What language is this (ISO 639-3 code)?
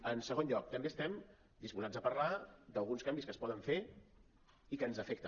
cat